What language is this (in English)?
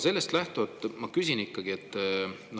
Estonian